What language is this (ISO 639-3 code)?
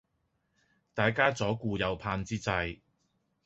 yue